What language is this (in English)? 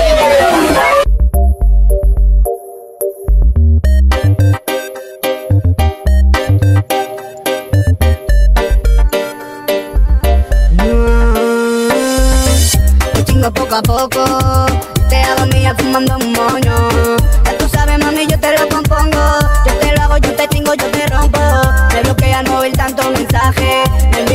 Indonesian